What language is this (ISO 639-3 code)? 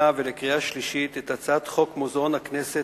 heb